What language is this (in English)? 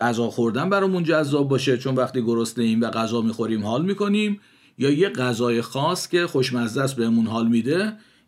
Persian